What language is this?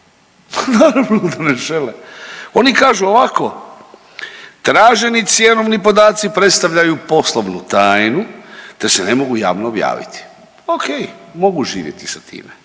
Croatian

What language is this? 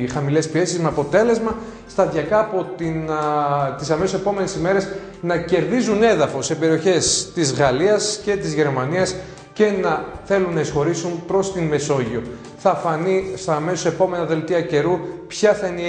Greek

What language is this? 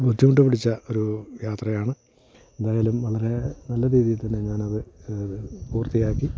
Malayalam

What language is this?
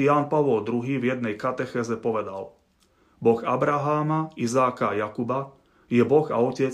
Slovak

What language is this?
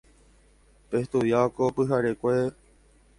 Guarani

